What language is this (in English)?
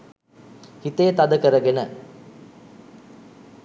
Sinhala